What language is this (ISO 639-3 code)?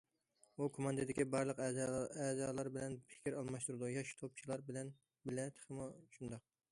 uig